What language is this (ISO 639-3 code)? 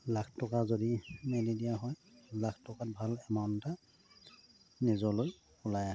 asm